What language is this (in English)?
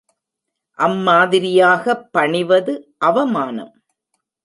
Tamil